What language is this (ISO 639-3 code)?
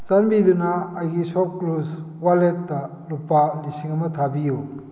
mni